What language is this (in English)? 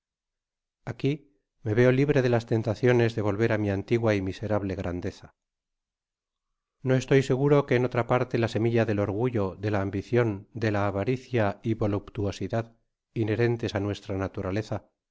Spanish